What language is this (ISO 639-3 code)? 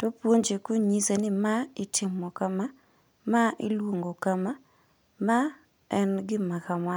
luo